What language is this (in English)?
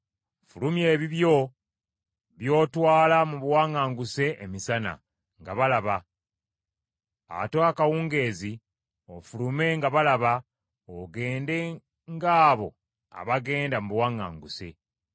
Ganda